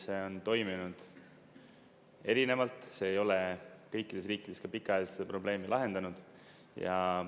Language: Estonian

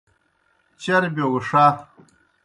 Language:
Kohistani Shina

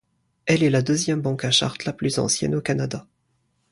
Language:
French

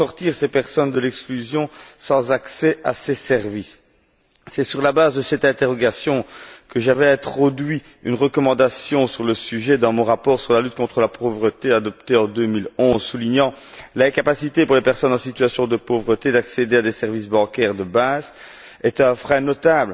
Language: French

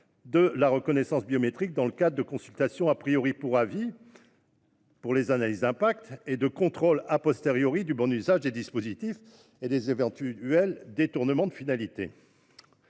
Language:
French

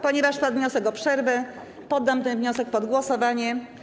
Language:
Polish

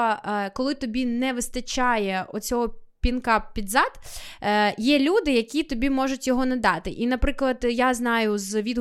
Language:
Ukrainian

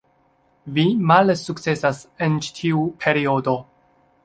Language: Esperanto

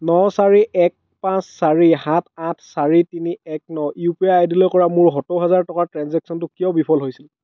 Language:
Assamese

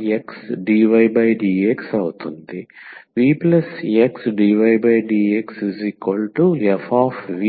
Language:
Telugu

